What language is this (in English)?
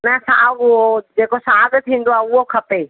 Sindhi